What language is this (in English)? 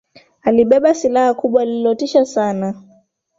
Swahili